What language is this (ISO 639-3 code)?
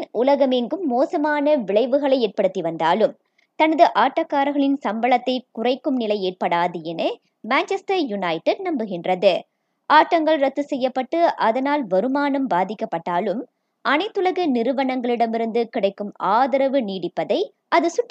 tam